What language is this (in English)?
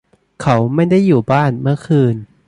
Thai